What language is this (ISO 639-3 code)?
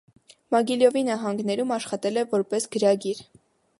hye